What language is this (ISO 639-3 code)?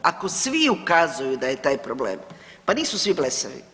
hrv